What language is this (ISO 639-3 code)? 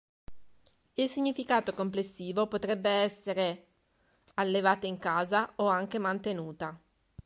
ita